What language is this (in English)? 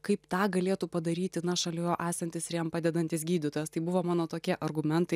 Lithuanian